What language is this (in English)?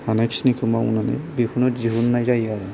Bodo